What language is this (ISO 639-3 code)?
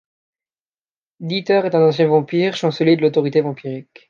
fra